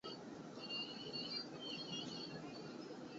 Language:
Chinese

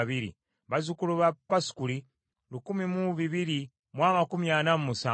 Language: Ganda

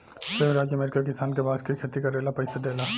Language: Bhojpuri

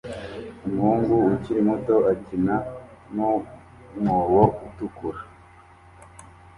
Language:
Kinyarwanda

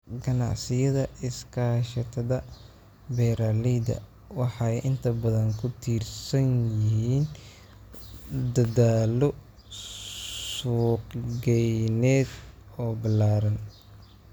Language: Somali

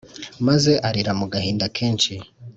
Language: Kinyarwanda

